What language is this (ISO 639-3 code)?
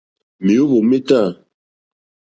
bri